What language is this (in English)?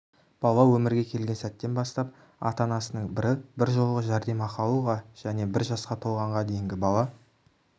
Kazakh